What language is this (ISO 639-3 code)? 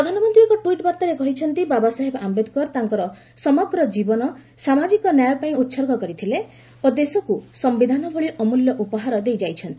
ori